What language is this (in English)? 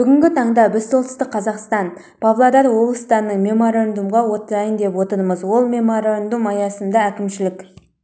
Kazakh